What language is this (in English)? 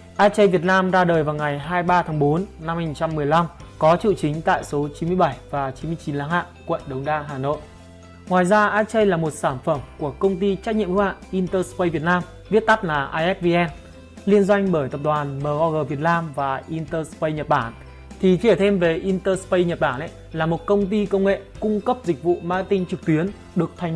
Vietnamese